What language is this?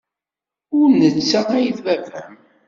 Kabyle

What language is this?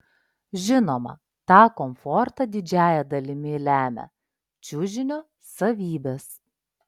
Lithuanian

